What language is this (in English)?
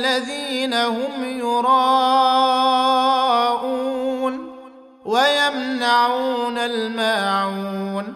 Arabic